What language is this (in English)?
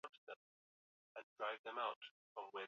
Swahili